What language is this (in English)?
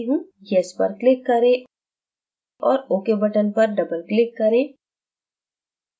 Hindi